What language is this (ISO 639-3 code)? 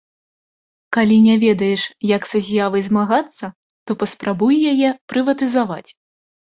bel